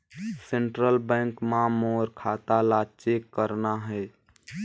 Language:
Chhattisgarhi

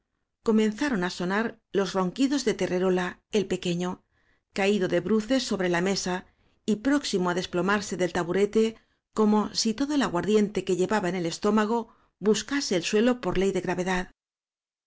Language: Spanish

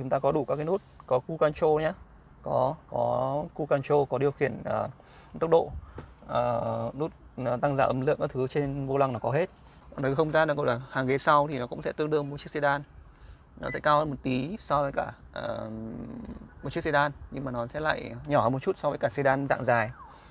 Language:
Vietnamese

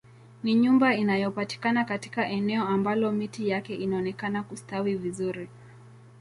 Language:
Swahili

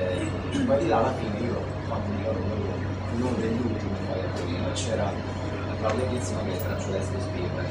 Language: Italian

